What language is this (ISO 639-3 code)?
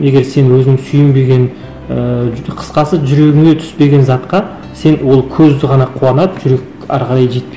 kaz